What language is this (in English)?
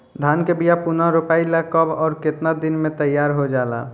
Bhojpuri